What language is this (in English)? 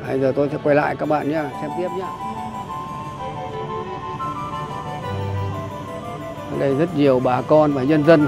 Vietnamese